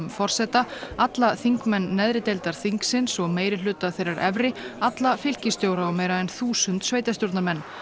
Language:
Icelandic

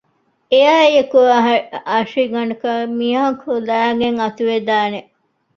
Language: Divehi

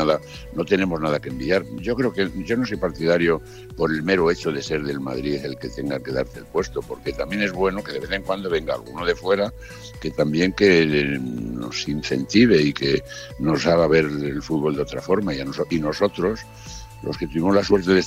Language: Spanish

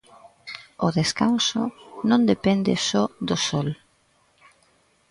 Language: Galician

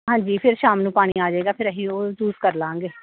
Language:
Punjabi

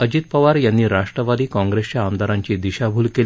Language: Marathi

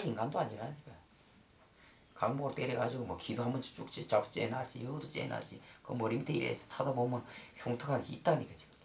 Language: Korean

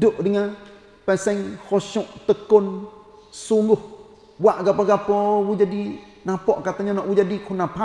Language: Malay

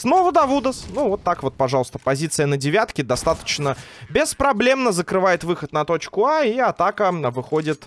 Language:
Russian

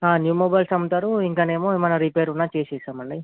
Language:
Telugu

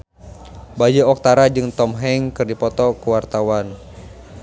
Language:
Sundanese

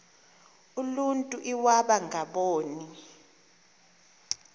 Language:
Xhosa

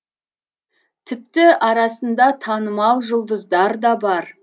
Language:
Kazakh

